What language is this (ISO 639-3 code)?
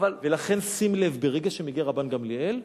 heb